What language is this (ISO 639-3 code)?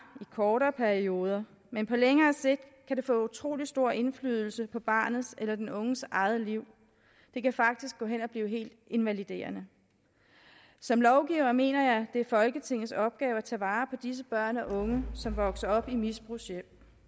dan